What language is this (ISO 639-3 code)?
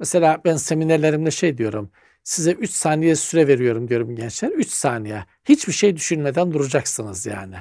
tur